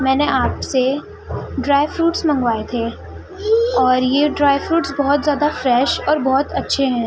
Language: Urdu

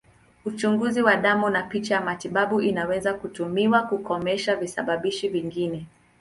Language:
Swahili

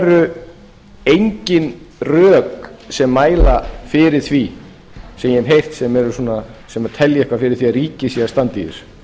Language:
Icelandic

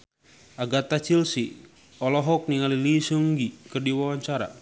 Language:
Sundanese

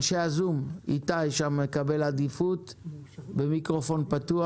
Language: Hebrew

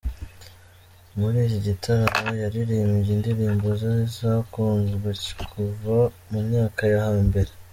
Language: Kinyarwanda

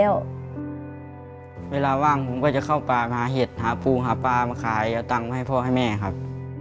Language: Thai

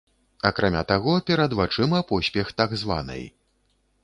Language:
Belarusian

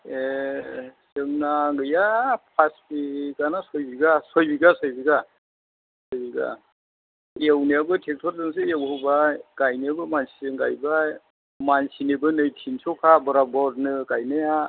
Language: Bodo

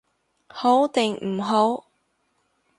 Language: Cantonese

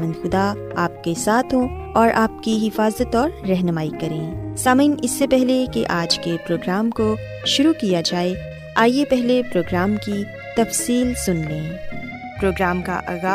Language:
Urdu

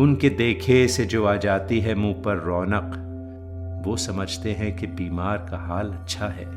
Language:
Hindi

